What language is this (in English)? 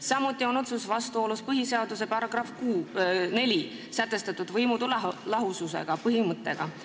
Estonian